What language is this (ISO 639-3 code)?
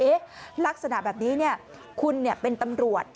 tha